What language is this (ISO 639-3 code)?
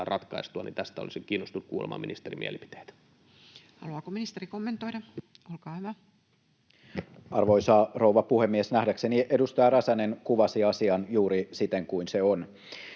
fin